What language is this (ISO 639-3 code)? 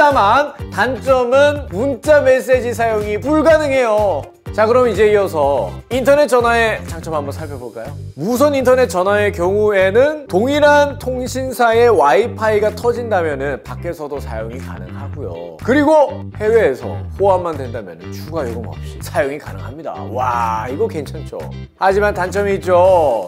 kor